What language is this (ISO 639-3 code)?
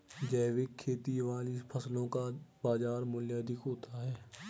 hin